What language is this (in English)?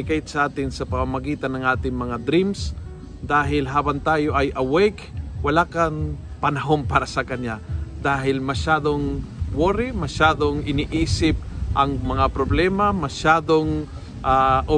Filipino